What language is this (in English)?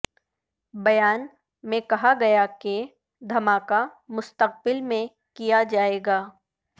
Urdu